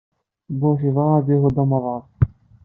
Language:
Kabyle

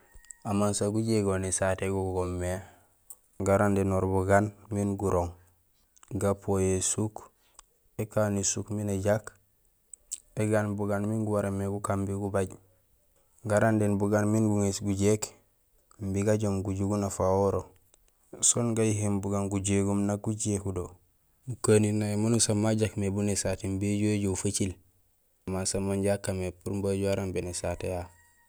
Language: Gusilay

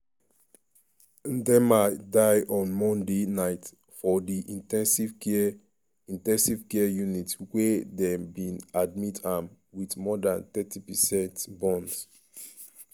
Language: Nigerian Pidgin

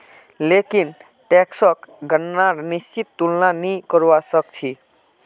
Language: Magahi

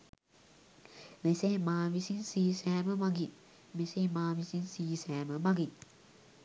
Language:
Sinhala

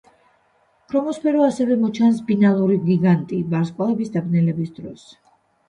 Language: Georgian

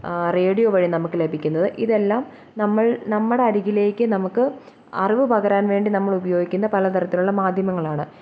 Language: Malayalam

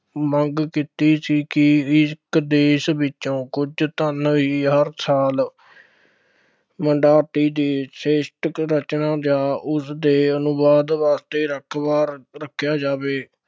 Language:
Punjabi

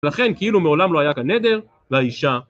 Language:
Hebrew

